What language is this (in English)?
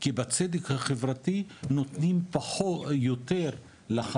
Hebrew